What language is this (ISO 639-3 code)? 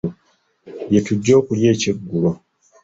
lug